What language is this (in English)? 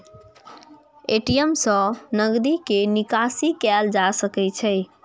Maithili